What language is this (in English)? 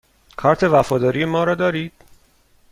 Persian